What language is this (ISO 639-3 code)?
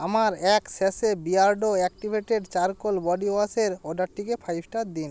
ben